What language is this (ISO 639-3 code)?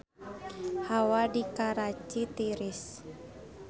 sun